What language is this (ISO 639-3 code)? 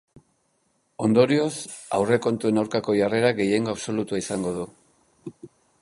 eus